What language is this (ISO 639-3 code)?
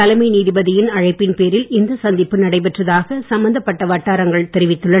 tam